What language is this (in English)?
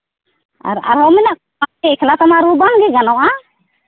Santali